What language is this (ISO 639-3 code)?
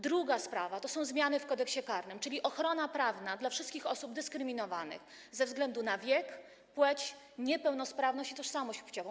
pol